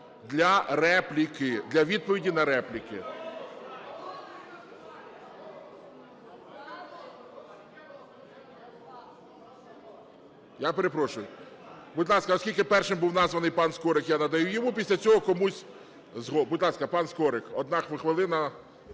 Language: Ukrainian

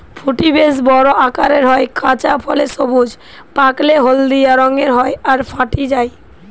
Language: Bangla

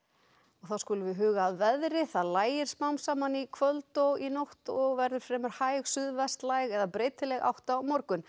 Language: Icelandic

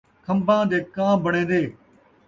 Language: Saraiki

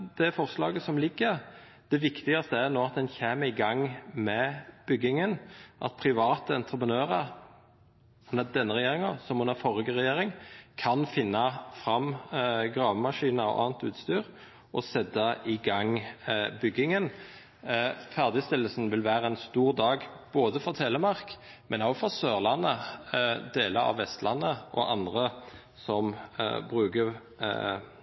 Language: Norwegian Nynorsk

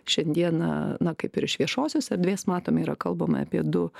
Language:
Lithuanian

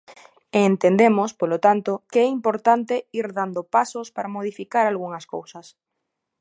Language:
Galician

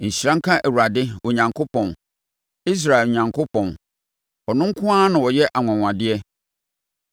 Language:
Akan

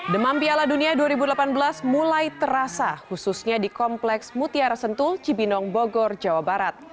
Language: Indonesian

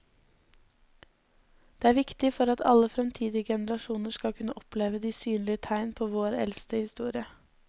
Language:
Norwegian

